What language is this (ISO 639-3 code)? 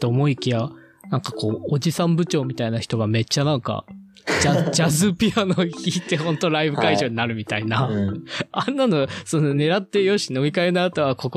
jpn